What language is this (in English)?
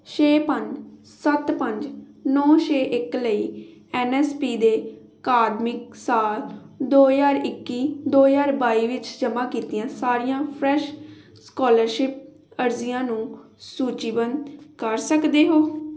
Punjabi